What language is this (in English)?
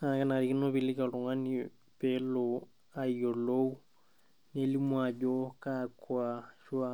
Masai